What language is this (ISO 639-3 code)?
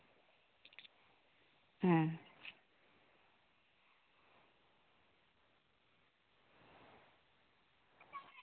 sat